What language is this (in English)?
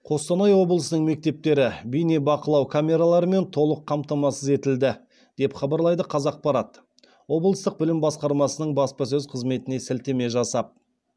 Kazakh